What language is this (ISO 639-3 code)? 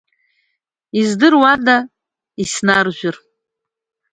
abk